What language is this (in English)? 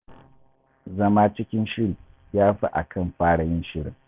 Hausa